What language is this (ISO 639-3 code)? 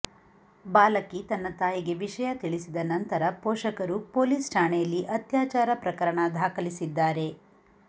kan